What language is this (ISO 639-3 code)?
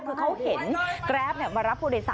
tha